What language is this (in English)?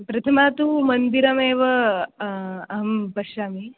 Sanskrit